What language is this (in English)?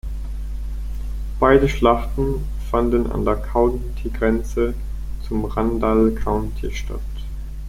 German